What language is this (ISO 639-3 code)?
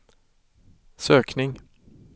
swe